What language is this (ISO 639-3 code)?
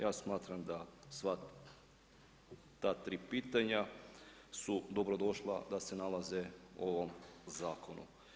hrv